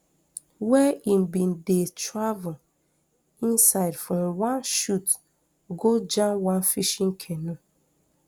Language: Nigerian Pidgin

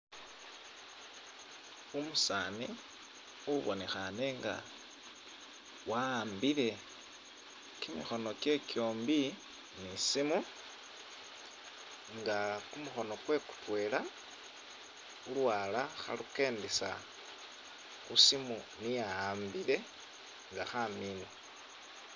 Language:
Masaaba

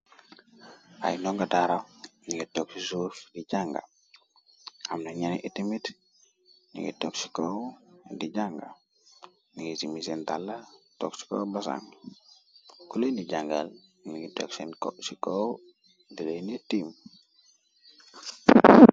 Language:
Wolof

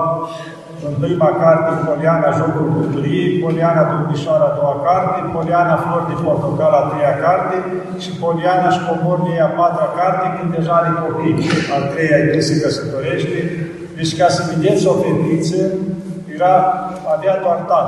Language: Romanian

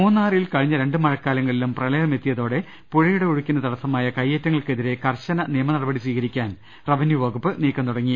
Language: Malayalam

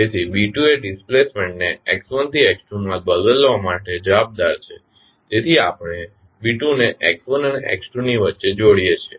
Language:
Gujarati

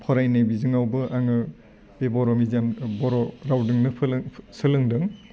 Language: Bodo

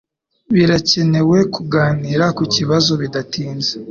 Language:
Kinyarwanda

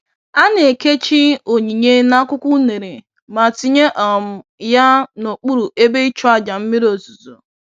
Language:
Igbo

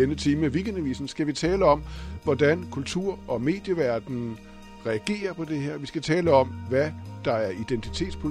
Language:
Danish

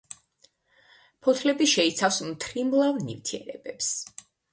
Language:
Georgian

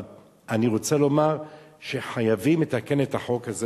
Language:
Hebrew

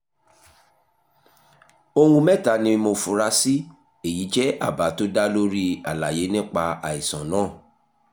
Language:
Yoruba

